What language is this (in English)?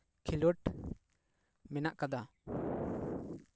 Santali